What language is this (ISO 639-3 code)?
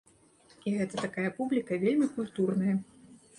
bel